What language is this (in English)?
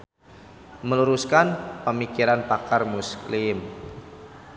Sundanese